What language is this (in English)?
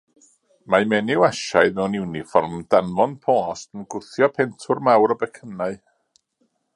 Welsh